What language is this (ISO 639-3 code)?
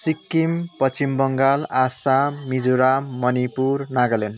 nep